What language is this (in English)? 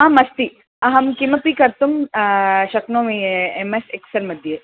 Sanskrit